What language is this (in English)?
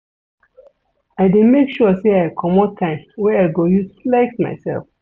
Nigerian Pidgin